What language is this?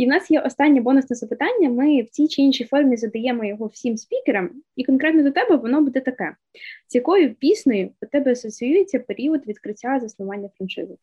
Ukrainian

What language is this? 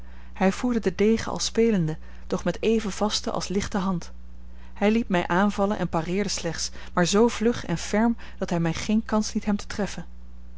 Dutch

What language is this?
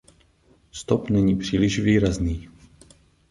Czech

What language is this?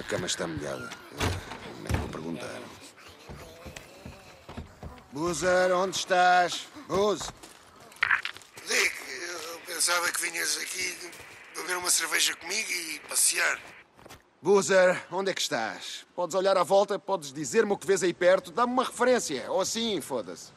Portuguese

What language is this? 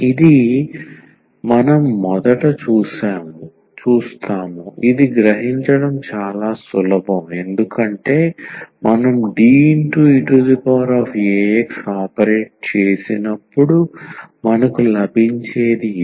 Telugu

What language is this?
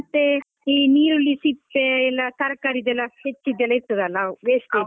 Kannada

